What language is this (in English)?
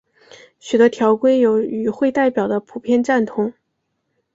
Chinese